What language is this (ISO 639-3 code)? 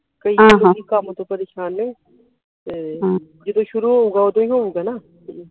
pan